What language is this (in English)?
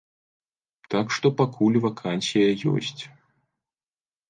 Belarusian